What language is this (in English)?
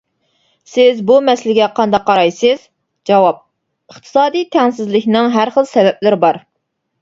Uyghur